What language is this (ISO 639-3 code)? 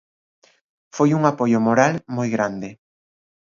glg